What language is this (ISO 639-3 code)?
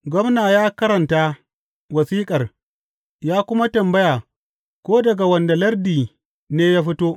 hau